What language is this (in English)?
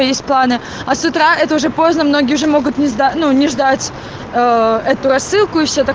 Russian